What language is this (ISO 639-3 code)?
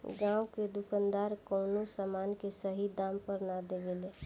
bho